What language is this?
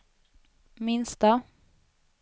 Swedish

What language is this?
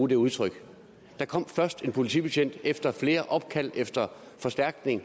Danish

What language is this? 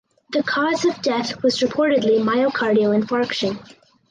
English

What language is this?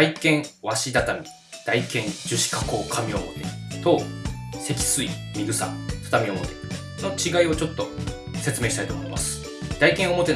Japanese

